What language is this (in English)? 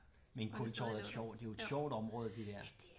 Danish